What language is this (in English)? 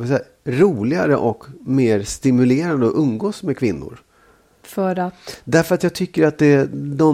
Swedish